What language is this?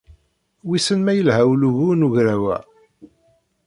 Kabyle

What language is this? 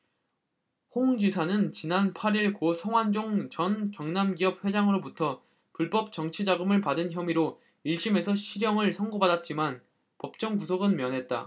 Korean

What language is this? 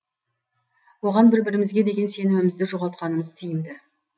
Kazakh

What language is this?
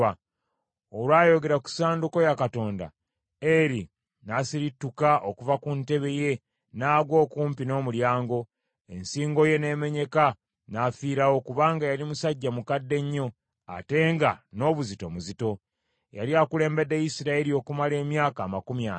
Ganda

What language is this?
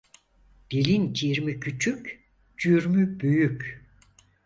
Turkish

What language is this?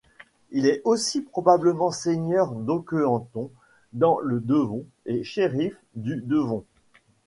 French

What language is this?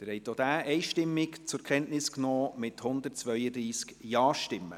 Swiss German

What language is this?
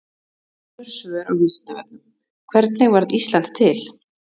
Icelandic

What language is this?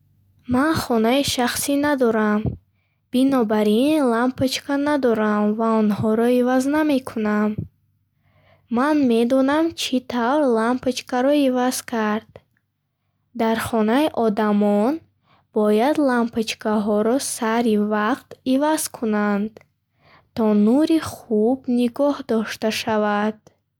Bukharic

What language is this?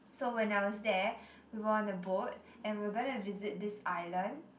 English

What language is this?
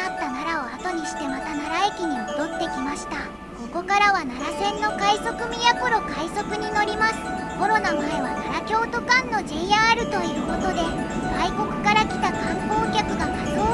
Japanese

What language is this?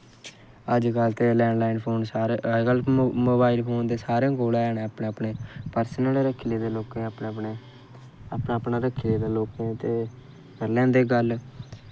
Dogri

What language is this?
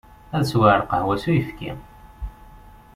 Kabyle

